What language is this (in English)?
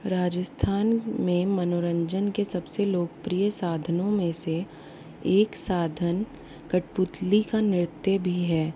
Hindi